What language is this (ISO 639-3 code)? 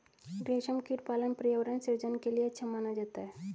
hin